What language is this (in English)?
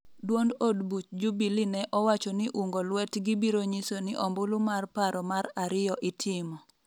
Luo (Kenya and Tanzania)